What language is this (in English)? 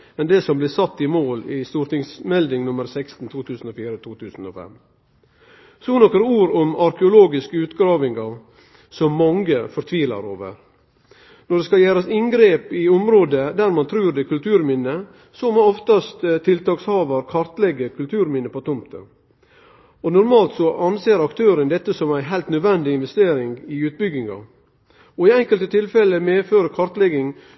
Norwegian Nynorsk